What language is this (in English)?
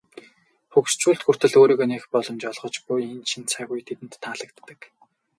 Mongolian